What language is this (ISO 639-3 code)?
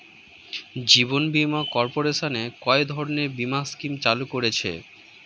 ben